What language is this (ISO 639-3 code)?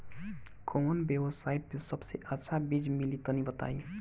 bho